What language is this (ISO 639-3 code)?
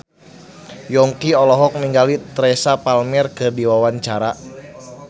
sun